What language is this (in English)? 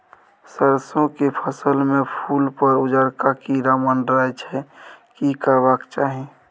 Maithili